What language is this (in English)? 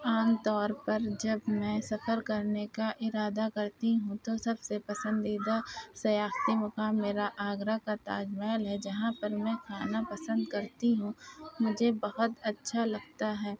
Urdu